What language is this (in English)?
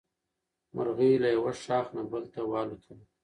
Pashto